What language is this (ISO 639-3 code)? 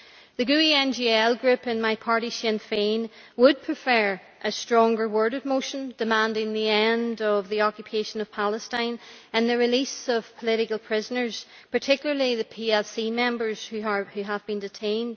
eng